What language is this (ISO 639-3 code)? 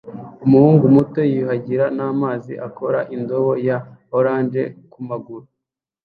kin